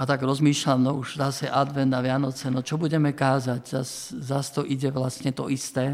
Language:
Slovak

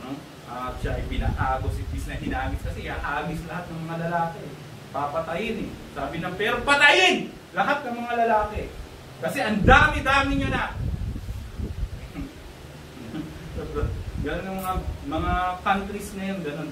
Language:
Filipino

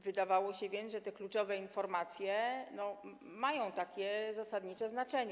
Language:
Polish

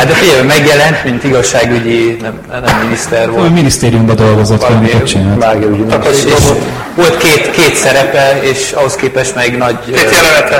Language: Hungarian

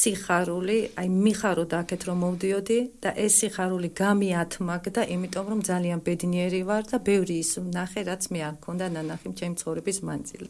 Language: Polish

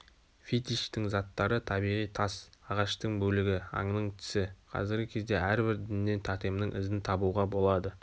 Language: Kazakh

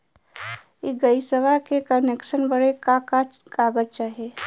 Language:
Bhojpuri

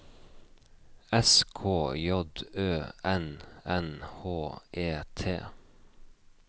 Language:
Norwegian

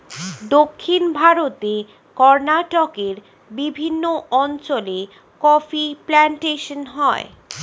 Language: Bangla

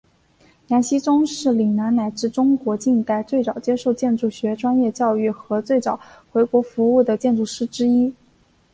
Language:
Chinese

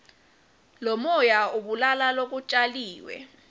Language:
Swati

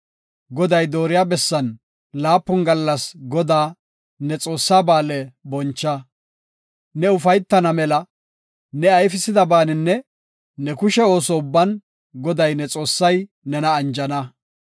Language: Gofa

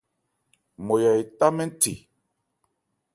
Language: Ebrié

